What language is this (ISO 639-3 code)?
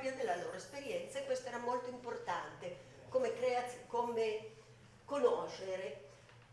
ita